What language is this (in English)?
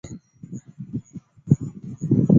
Goaria